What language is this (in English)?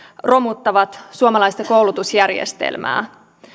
Finnish